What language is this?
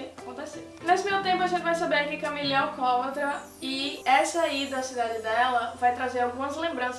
Portuguese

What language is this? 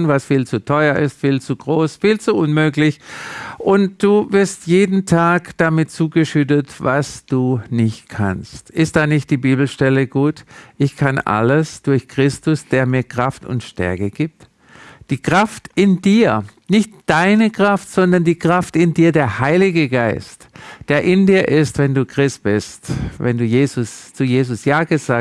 German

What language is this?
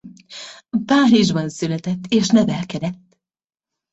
Hungarian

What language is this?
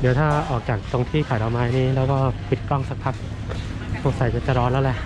Thai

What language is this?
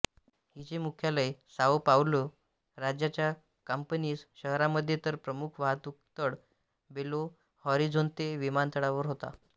Marathi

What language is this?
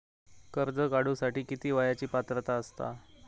Marathi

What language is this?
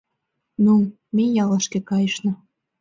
Mari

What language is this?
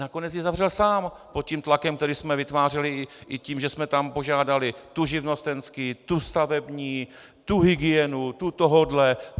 Czech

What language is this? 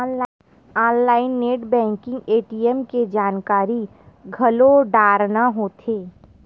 Chhattisgarhi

